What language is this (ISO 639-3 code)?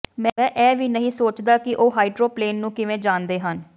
pan